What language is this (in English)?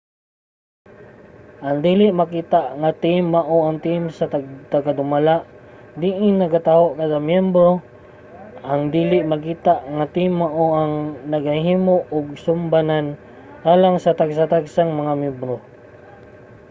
Cebuano